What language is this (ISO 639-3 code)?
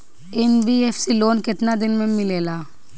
bho